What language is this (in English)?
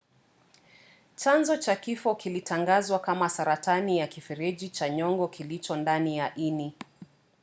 Swahili